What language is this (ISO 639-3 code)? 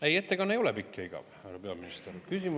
est